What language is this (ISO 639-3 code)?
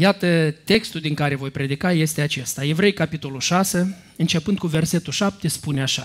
ron